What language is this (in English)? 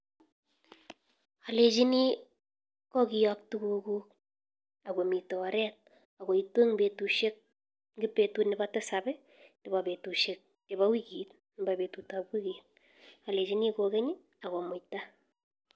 Kalenjin